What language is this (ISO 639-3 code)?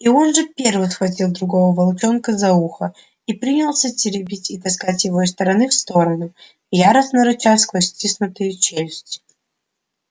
rus